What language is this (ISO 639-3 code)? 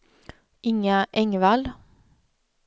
swe